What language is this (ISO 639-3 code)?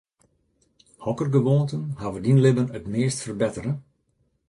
fry